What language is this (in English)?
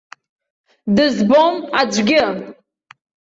Abkhazian